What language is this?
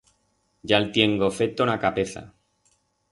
Aragonese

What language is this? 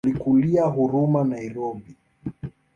Swahili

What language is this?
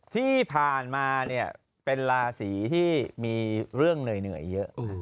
Thai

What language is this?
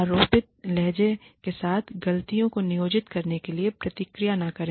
Hindi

